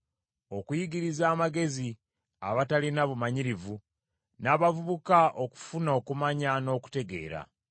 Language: Ganda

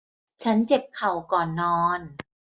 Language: Thai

